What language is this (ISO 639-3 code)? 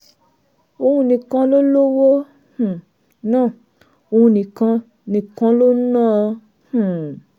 yor